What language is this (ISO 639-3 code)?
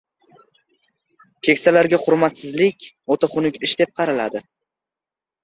uzb